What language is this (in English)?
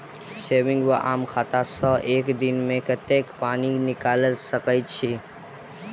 Maithili